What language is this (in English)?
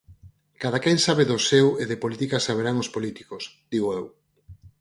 Galician